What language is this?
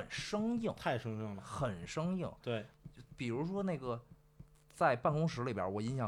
Chinese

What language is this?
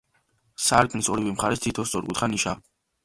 Georgian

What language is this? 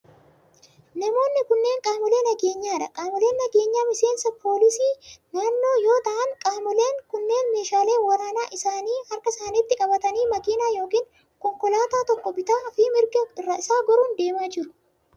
Oromo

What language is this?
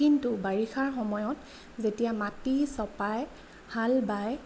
Assamese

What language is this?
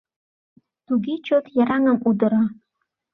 Mari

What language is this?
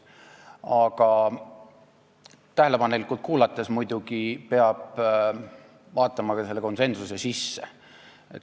Estonian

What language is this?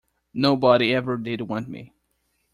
English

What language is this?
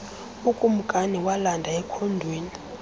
Xhosa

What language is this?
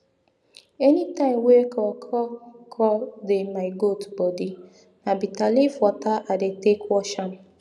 Nigerian Pidgin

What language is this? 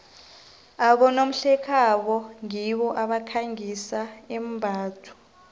South Ndebele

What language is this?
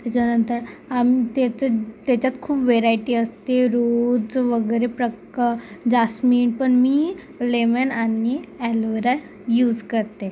Marathi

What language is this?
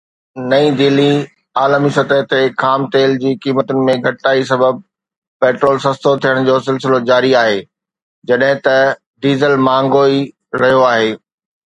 Sindhi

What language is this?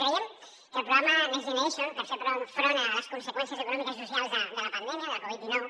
Catalan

